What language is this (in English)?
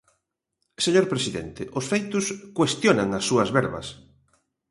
Galician